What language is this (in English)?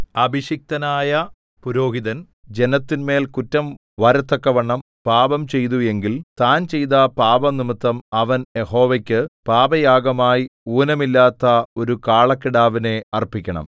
Malayalam